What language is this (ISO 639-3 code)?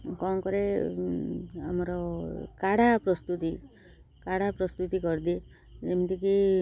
ori